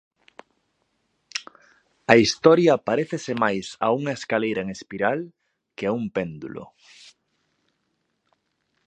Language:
Galician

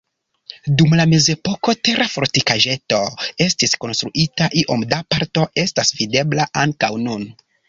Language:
Esperanto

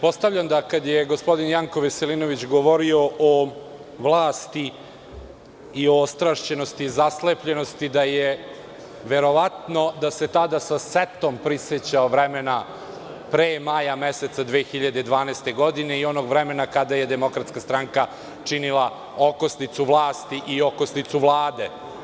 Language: Serbian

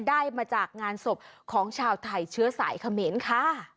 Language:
Thai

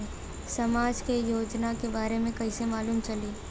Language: Bhojpuri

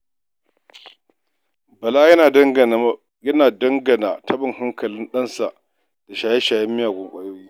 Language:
Hausa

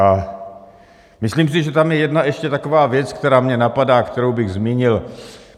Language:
Czech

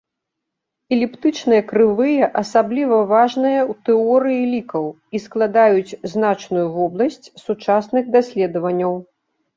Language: Belarusian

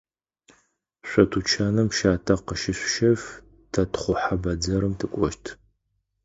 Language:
Adyghe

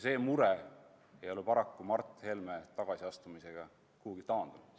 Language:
Estonian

